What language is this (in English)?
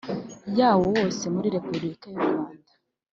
Kinyarwanda